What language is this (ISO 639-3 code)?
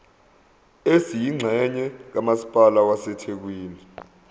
zul